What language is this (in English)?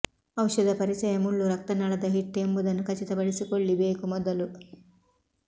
Kannada